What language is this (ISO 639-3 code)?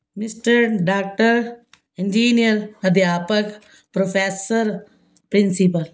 pan